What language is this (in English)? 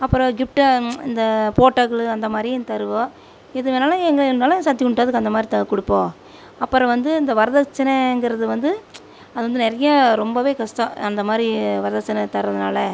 Tamil